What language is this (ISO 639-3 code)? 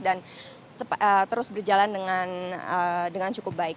ind